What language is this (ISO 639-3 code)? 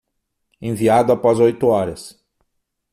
por